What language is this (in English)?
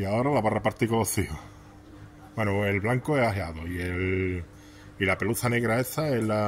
Spanish